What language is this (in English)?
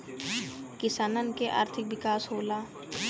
Bhojpuri